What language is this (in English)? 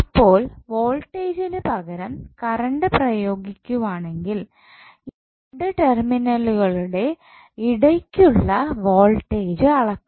Malayalam